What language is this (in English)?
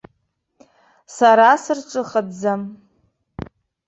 Abkhazian